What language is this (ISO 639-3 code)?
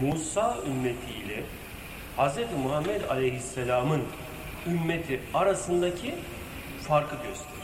tur